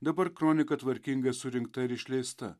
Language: Lithuanian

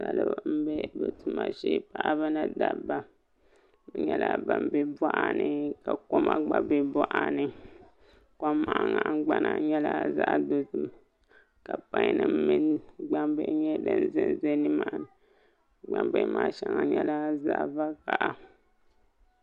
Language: Dagbani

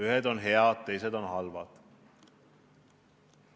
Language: Estonian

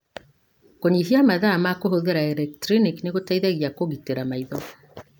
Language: Kikuyu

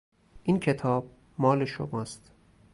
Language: Persian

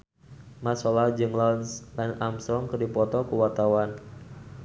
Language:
Sundanese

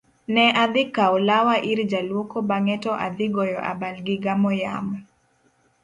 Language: Luo (Kenya and Tanzania)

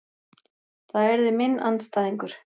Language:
Icelandic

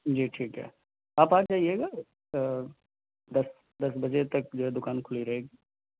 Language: Urdu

